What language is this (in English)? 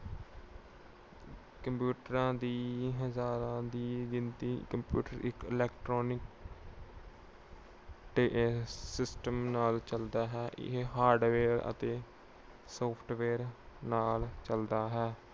Punjabi